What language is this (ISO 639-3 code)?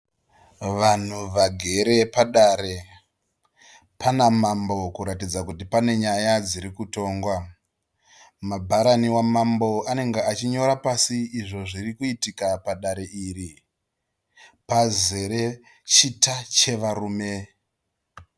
sna